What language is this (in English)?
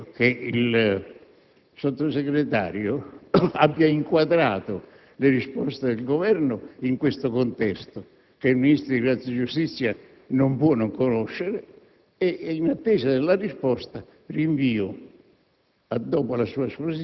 Italian